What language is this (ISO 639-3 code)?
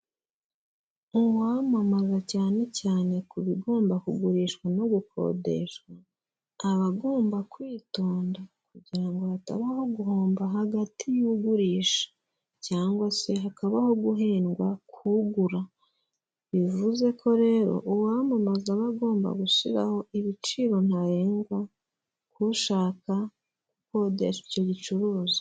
kin